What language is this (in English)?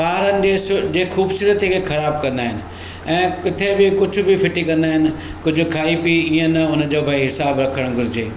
Sindhi